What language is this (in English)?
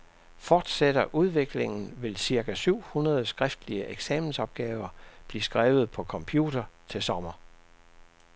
Danish